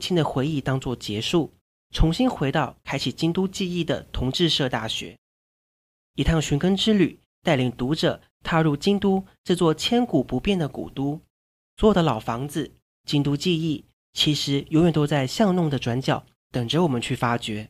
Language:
Chinese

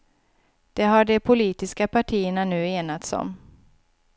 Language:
Swedish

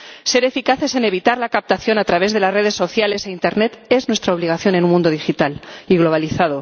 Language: Spanish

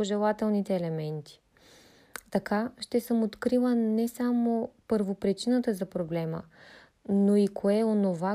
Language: Bulgarian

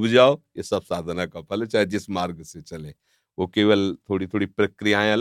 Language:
Hindi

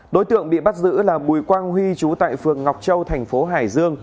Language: Vietnamese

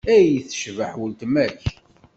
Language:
Kabyle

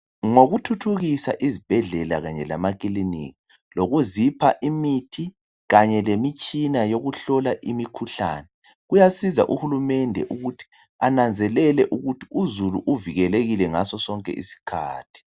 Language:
North Ndebele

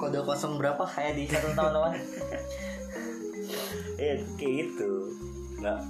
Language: Indonesian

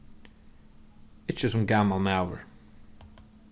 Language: Faroese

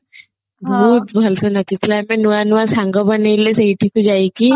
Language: Odia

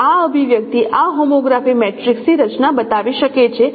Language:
Gujarati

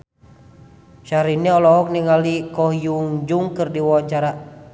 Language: Sundanese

